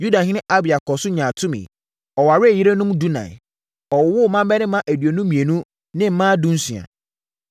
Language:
Akan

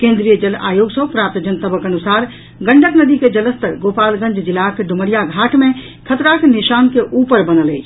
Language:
Maithili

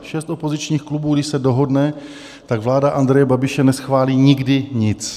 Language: Czech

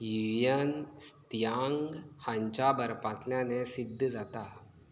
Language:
Konkani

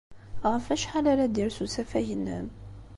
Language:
Kabyle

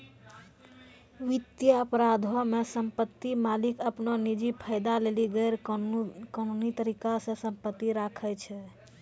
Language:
Maithili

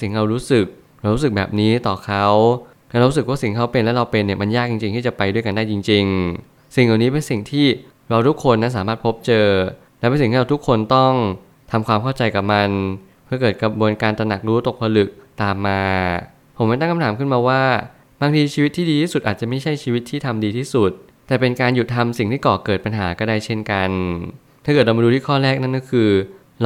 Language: Thai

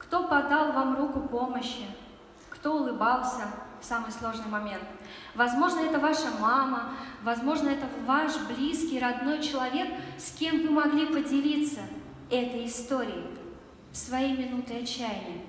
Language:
Russian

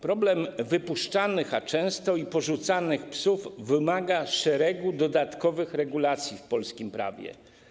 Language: Polish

